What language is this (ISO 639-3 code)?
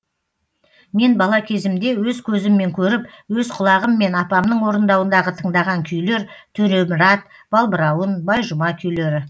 kaz